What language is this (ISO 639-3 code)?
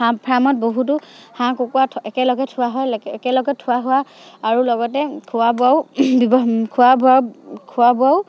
asm